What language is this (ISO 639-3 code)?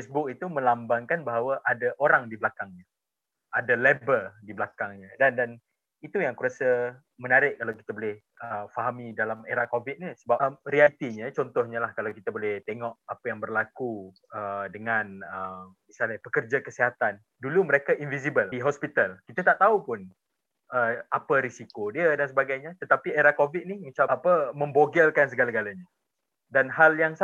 msa